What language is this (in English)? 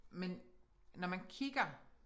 Danish